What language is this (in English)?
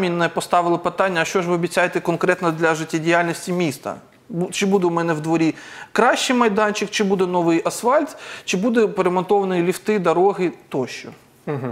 Ukrainian